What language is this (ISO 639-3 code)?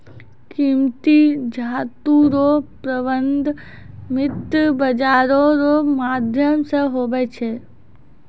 mai